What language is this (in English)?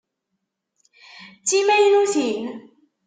Kabyle